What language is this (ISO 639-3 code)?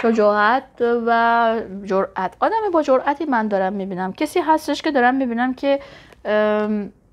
fas